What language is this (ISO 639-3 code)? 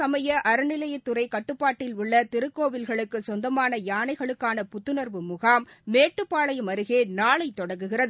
tam